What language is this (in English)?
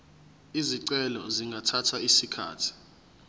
Zulu